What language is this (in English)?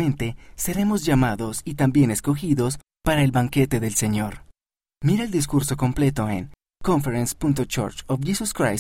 Spanish